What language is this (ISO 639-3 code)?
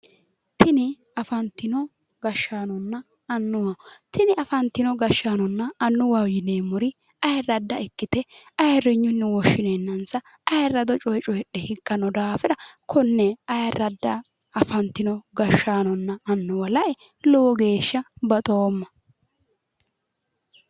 sid